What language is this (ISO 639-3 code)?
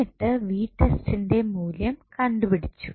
mal